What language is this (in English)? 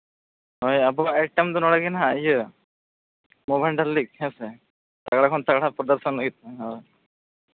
Santali